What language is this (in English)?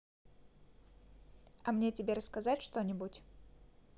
Russian